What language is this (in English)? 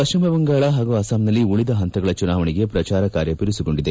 Kannada